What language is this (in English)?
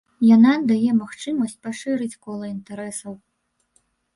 Belarusian